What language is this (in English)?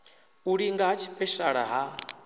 Venda